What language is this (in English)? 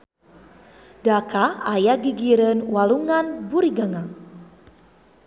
Sundanese